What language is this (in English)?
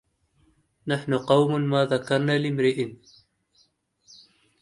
Arabic